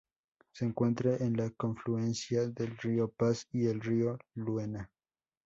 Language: Spanish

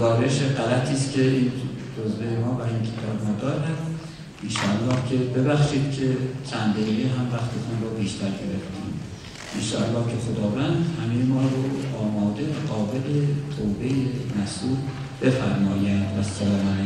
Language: Persian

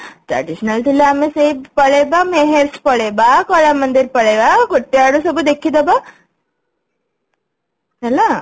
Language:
Odia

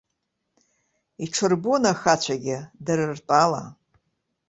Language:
Abkhazian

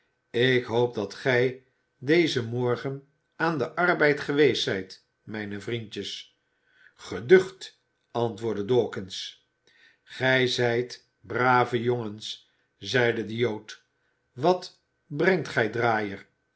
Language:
Dutch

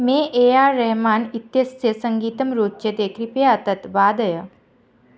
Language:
Sanskrit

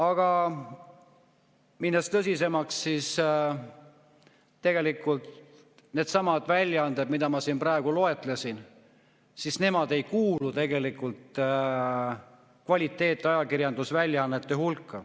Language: Estonian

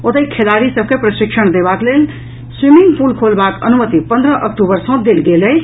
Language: Maithili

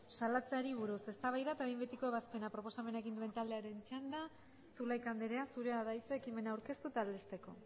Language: Basque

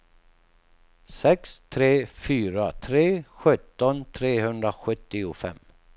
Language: Swedish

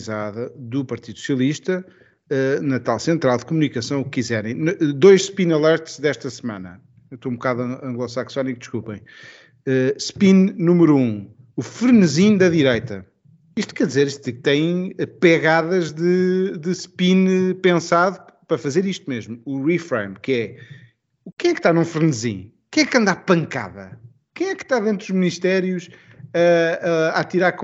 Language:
Portuguese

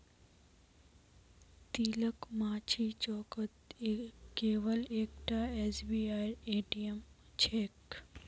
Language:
Magahi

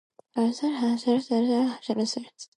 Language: English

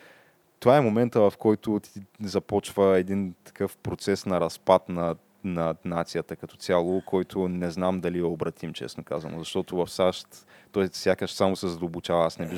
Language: Bulgarian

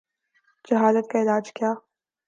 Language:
Urdu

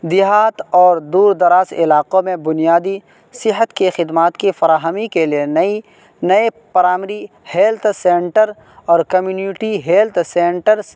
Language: Urdu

